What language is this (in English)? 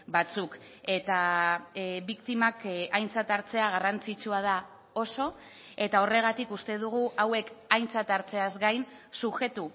Basque